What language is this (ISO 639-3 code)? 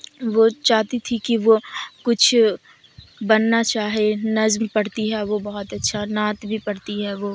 urd